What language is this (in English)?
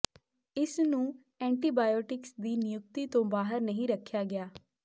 Punjabi